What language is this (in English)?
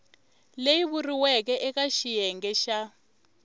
Tsonga